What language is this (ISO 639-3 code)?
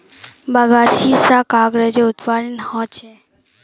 mag